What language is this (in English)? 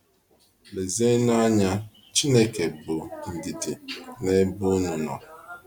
Igbo